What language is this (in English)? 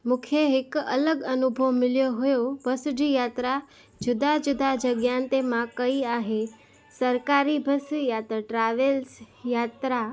Sindhi